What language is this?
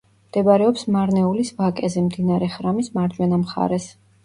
Georgian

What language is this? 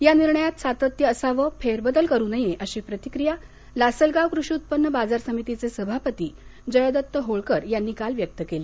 Marathi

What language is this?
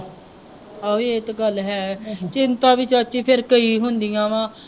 Punjabi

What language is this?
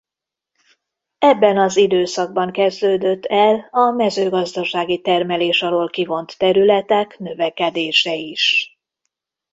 Hungarian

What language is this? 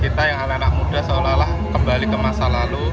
Indonesian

